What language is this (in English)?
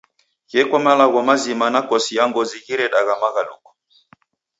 Taita